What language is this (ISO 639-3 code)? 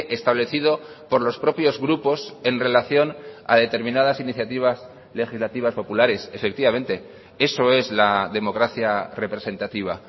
spa